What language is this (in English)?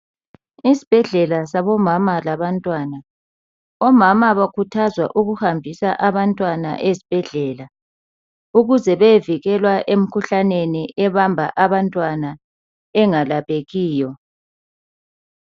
North Ndebele